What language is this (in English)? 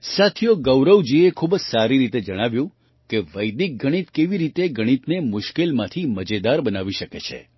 Gujarati